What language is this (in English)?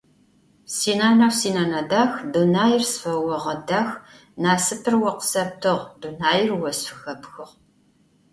Adyghe